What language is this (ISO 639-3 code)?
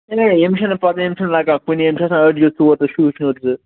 kas